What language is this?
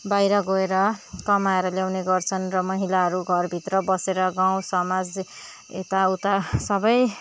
Nepali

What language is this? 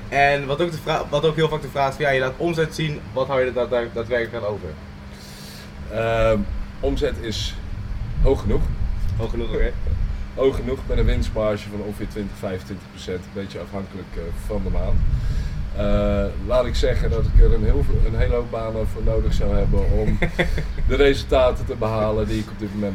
Dutch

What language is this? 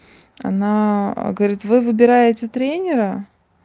Russian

